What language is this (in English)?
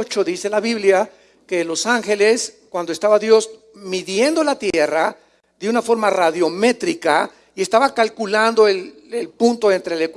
Spanish